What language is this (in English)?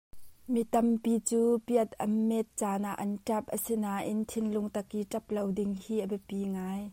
Hakha Chin